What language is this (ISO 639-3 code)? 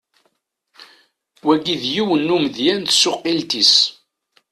kab